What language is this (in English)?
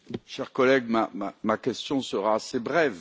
French